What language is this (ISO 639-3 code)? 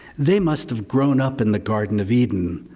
eng